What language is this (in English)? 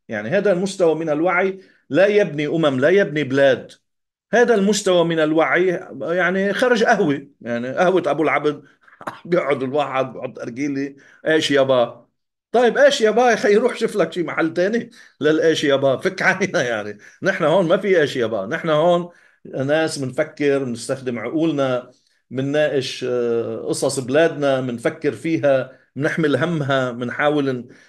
Arabic